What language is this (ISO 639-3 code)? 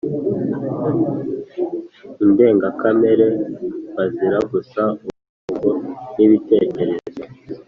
kin